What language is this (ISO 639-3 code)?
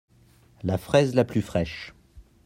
fra